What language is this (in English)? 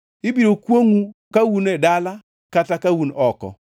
Luo (Kenya and Tanzania)